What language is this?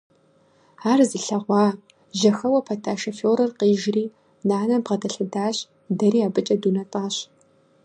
Kabardian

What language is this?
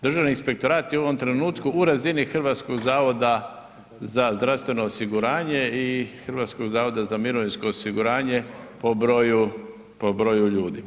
Croatian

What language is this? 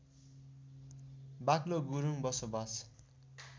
Nepali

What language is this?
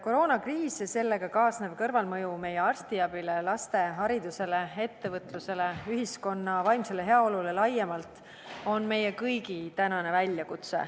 Estonian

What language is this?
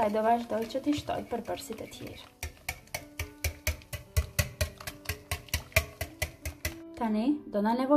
Romanian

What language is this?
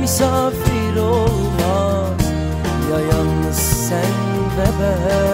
Turkish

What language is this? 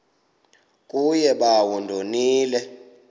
Xhosa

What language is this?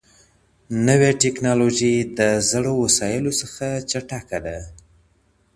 Pashto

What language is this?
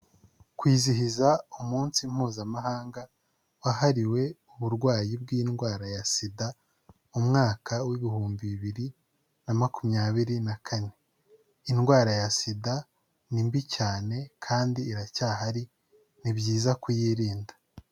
Kinyarwanda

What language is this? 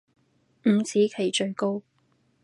Cantonese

